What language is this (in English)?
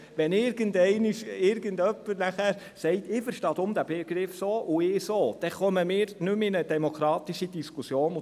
Swiss German